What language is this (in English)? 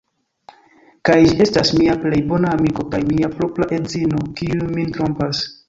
Esperanto